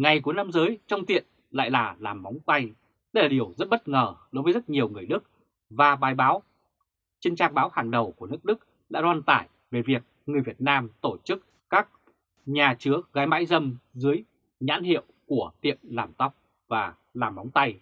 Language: Vietnamese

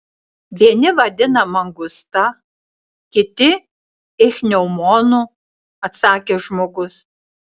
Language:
Lithuanian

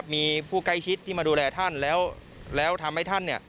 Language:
Thai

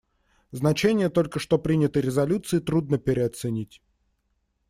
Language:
Russian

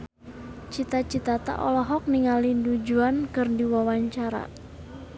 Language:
Sundanese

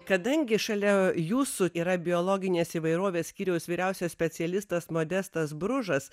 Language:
Lithuanian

